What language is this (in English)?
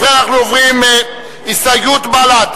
Hebrew